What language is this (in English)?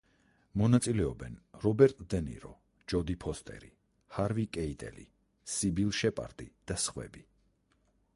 Georgian